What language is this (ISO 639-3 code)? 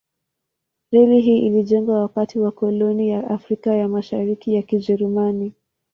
swa